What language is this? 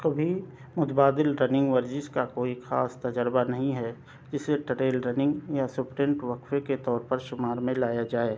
Urdu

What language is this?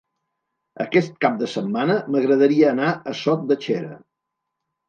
Catalan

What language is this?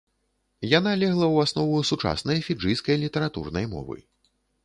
Belarusian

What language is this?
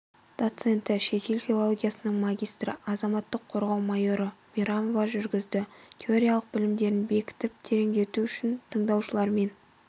Kazakh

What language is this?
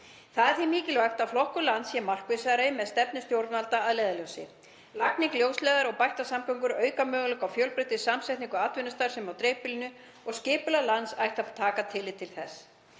Icelandic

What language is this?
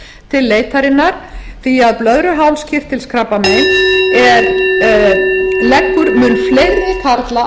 Icelandic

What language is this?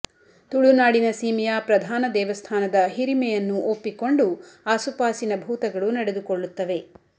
Kannada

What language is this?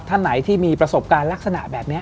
Thai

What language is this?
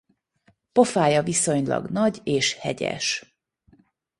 Hungarian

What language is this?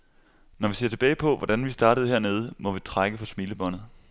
Danish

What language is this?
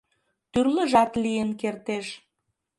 Mari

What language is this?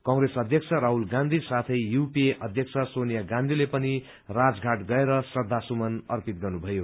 Nepali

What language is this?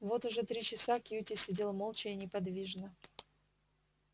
Russian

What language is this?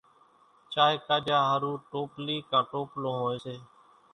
Kachi Koli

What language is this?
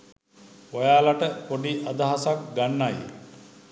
Sinhala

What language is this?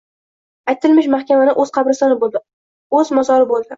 Uzbek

